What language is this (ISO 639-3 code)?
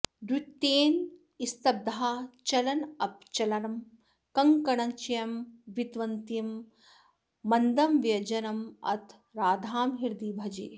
san